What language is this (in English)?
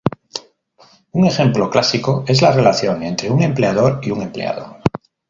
Spanish